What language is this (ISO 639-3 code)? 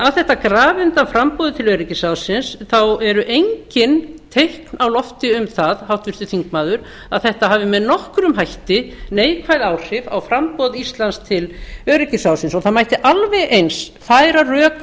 isl